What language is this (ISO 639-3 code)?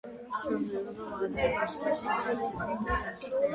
kat